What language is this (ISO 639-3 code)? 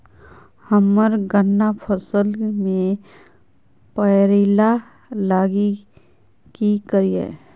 mai